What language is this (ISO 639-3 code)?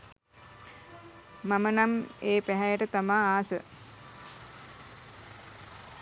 sin